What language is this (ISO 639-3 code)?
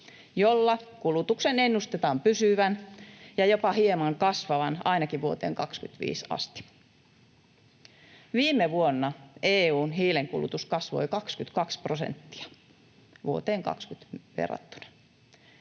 fin